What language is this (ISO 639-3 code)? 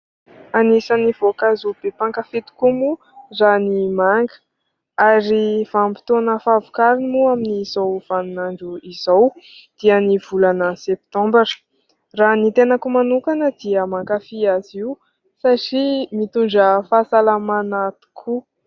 mlg